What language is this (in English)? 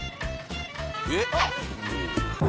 Japanese